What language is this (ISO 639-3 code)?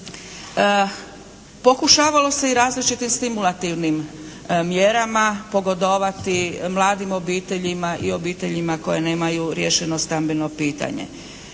hrv